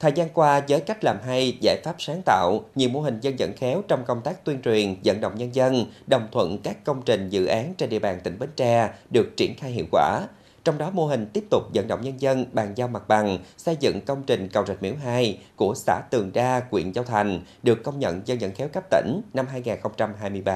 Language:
Vietnamese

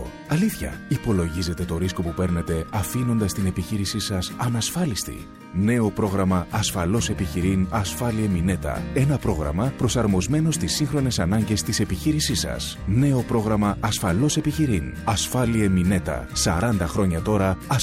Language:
Greek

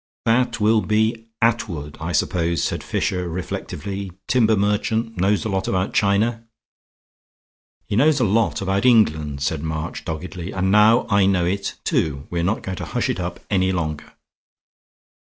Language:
English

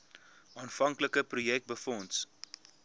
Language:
Afrikaans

